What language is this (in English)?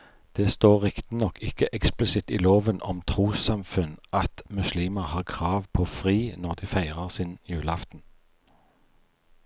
Norwegian